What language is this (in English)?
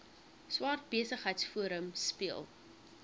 Afrikaans